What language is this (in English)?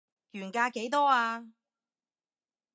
Cantonese